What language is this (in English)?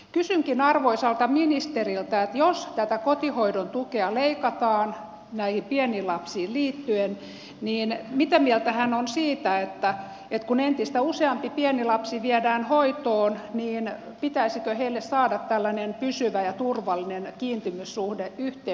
Finnish